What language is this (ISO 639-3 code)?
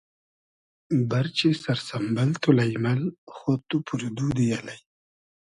haz